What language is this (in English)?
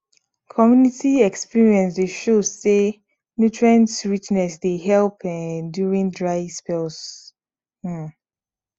Nigerian Pidgin